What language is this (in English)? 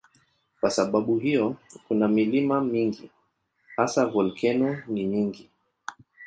Swahili